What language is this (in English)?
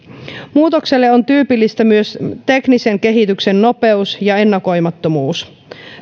Finnish